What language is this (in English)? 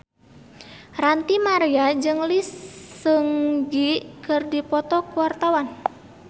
Sundanese